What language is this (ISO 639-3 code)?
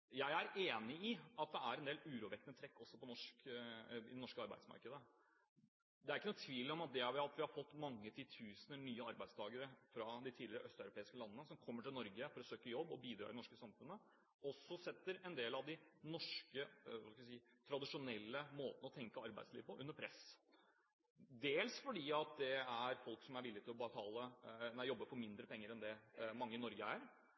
nob